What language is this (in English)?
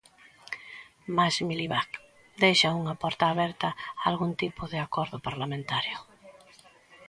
Galician